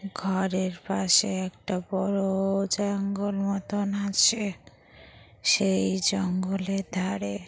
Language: Bangla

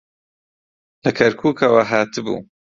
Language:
Central Kurdish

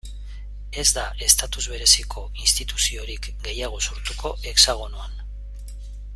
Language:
Basque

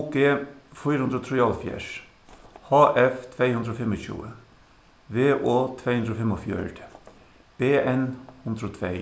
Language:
Faroese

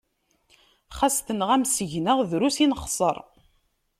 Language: Kabyle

